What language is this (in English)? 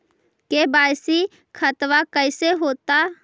Magahi